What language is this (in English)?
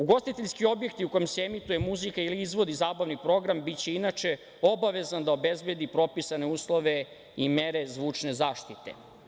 Serbian